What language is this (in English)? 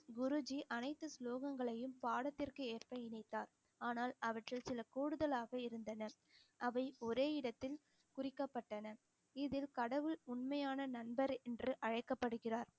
Tamil